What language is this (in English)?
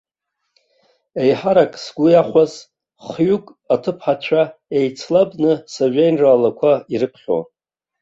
Abkhazian